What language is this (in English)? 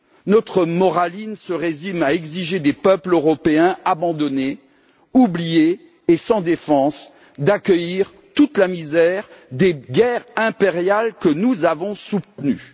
French